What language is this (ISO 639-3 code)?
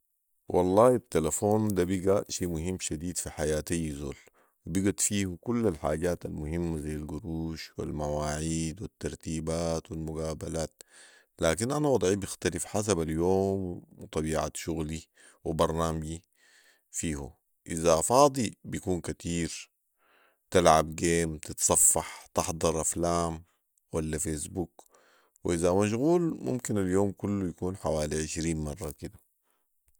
apd